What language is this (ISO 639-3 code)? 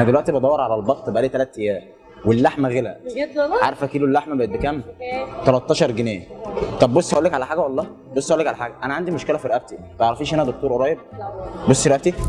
ara